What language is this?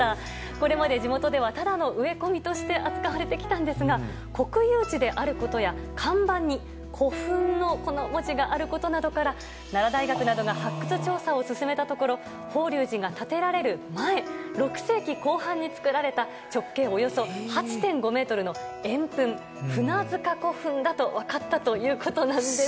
Japanese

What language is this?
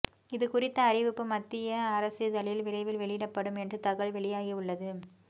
Tamil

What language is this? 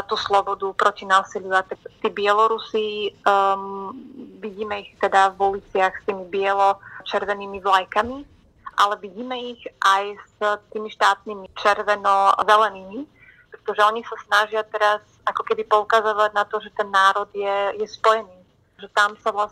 Slovak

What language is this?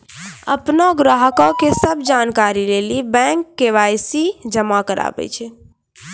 Maithili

